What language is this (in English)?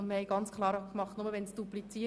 Swiss German